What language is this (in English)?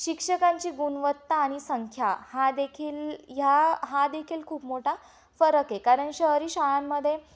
Marathi